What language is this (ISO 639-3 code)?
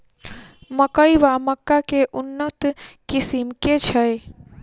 mai